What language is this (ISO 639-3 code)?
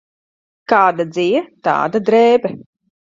lav